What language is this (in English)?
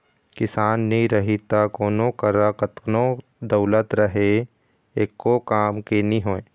Chhattisgarhi